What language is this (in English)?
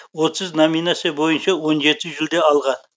Kazakh